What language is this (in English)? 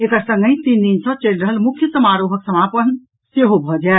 Maithili